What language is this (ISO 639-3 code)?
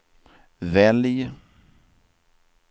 swe